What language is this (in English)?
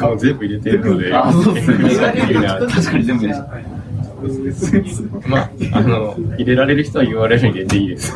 Japanese